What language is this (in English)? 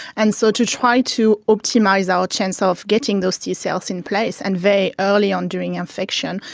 English